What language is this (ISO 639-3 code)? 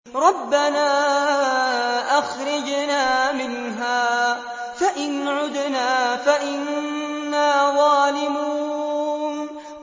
ara